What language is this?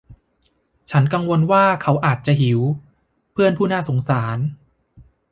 Thai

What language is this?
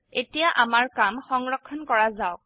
Assamese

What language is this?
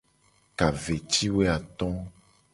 Gen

